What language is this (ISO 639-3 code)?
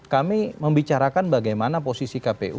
ind